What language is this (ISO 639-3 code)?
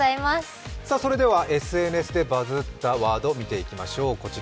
jpn